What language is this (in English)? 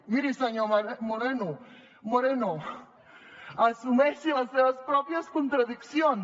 Catalan